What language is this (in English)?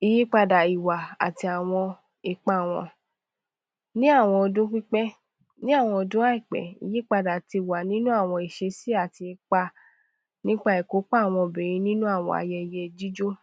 Yoruba